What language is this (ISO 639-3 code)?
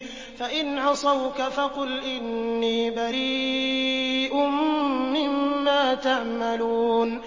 ara